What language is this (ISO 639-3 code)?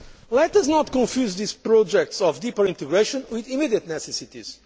eng